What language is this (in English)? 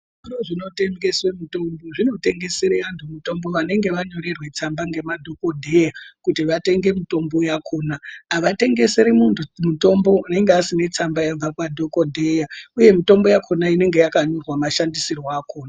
Ndau